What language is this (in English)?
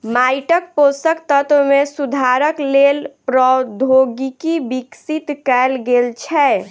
Maithili